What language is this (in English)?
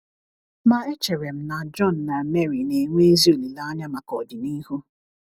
Igbo